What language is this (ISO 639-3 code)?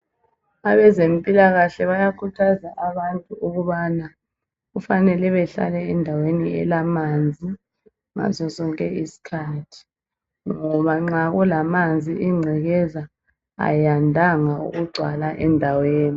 nde